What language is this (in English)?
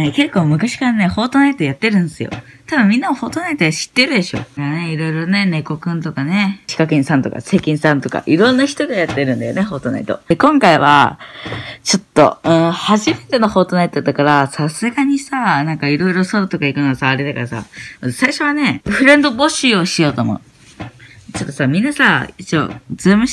Japanese